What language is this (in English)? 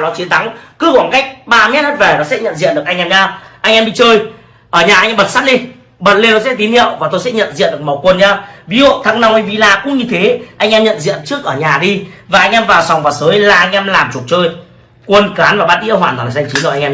Vietnamese